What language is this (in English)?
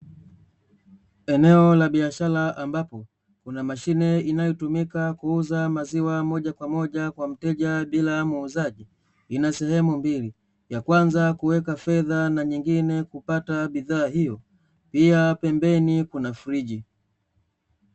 Swahili